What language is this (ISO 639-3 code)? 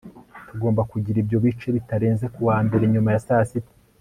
kin